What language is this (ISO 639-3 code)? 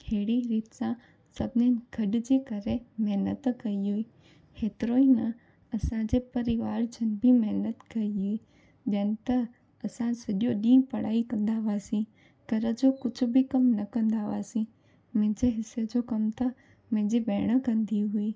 snd